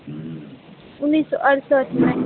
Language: Maithili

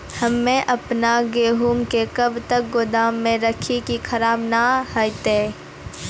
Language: Maithili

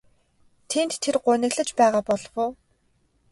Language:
Mongolian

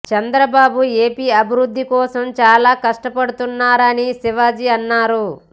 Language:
Telugu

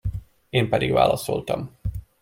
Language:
Hungarian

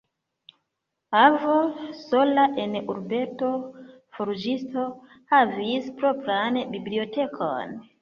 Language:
Esperanto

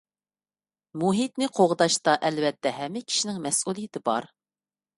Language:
Uyghur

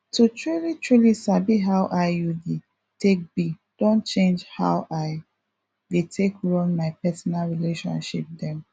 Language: Nigerian Pidgin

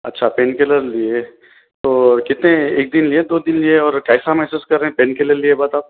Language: Urdu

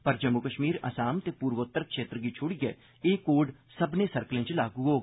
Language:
Dogri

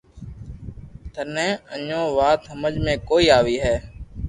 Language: Loarki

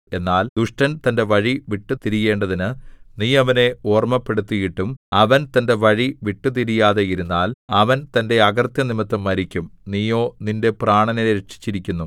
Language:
Malayalam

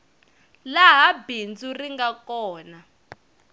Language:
Tsonga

